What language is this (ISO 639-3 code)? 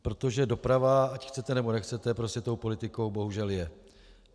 ces